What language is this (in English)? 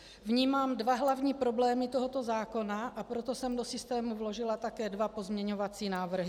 Czech